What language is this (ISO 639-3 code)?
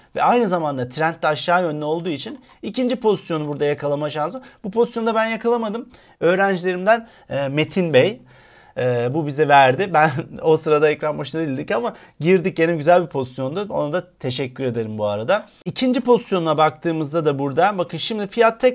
tur